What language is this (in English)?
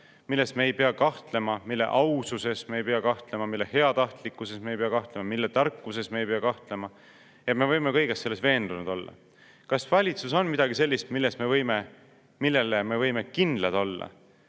Estonian